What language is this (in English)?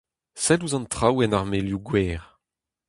Breton